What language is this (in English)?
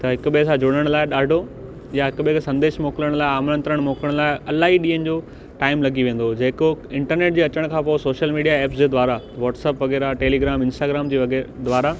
Sindhi